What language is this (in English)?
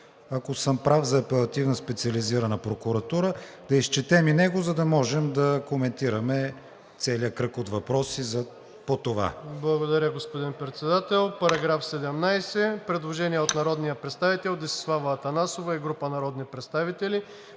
Bulgarian